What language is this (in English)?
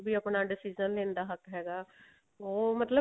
Punjabi